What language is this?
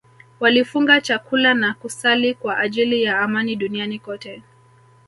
Swahili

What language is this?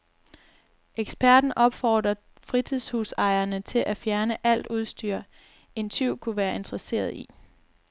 Danish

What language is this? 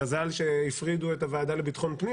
Hebrew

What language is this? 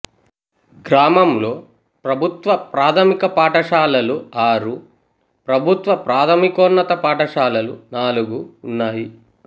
Telugu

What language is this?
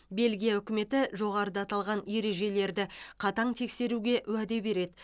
Kazakh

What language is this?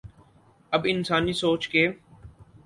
Urdu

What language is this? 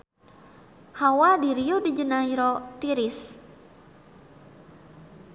Sundanese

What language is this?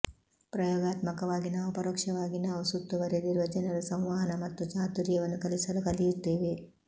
Kannada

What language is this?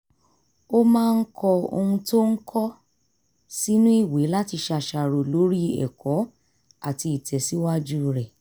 Yoruba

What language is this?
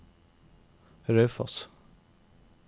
Norwegian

